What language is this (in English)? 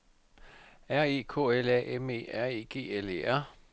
Danish